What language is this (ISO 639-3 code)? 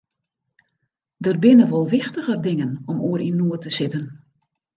fry